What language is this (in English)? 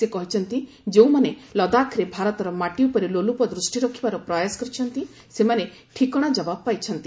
Odia